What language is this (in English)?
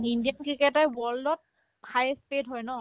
Assamese